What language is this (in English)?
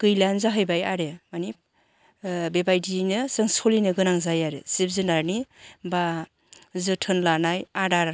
Bodo